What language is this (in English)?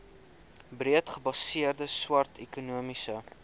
Afrikaans